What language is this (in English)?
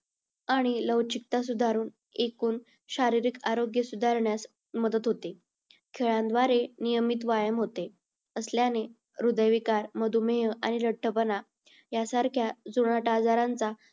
Marathi